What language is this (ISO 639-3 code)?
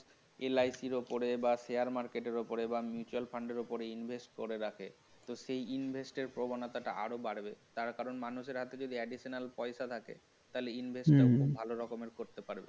ben